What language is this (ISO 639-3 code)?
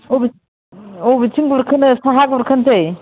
brx